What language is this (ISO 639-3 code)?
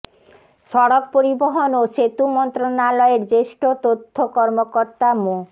ben